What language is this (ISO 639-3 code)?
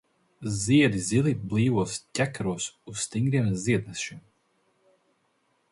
lav